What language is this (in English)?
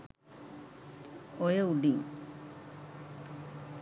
Sinhala